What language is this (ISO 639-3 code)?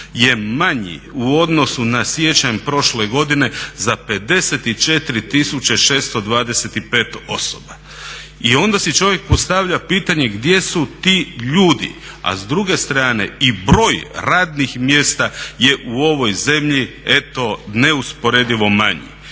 hrv